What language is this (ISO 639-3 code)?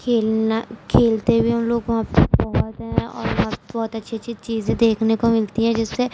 urd